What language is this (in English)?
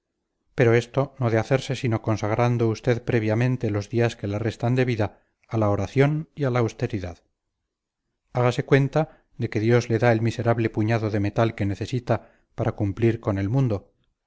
Spanish